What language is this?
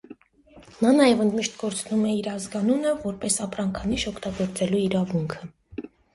Armenian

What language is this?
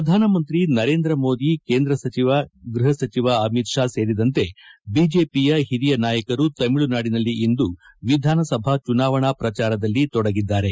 Kannada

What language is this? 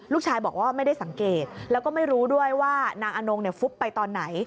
Thai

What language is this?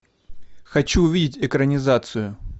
Russian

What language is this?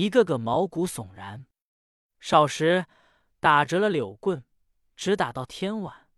Chinese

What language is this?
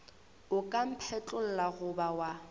Northern Sotho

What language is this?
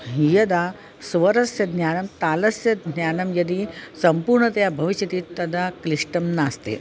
Sanskrit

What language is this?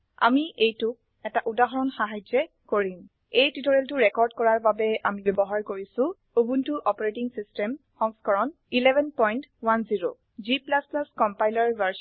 Assamese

